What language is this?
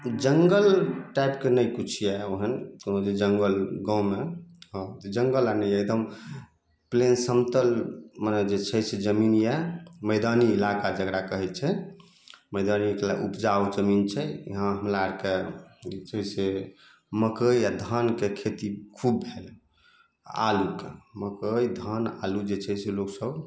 Maithili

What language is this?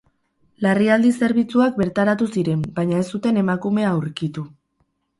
Basque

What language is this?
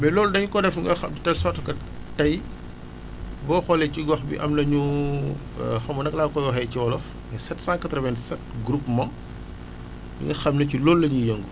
Wolof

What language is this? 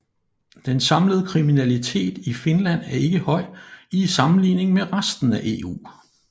Danish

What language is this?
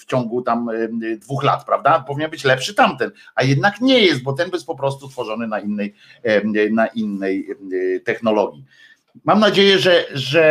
Polish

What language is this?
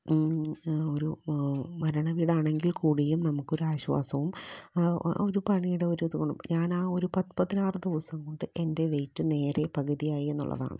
Malayalam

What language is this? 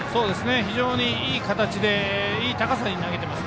Japanese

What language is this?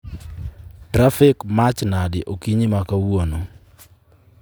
Luo (Kenya and Tanzania)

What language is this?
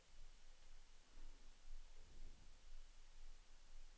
Norwegian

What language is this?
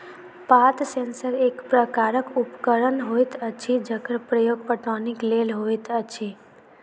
Maithili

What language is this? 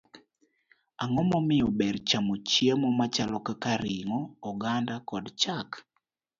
Luo (Kenya and Tanzania)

